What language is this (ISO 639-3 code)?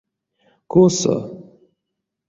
myv